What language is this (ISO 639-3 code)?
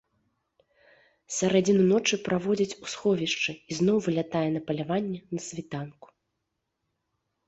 bel